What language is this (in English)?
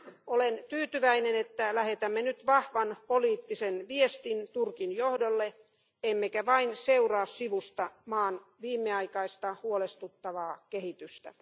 Finnish